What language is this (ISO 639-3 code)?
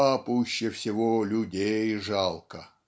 rus